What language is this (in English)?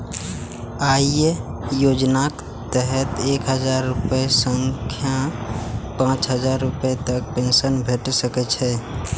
Maithili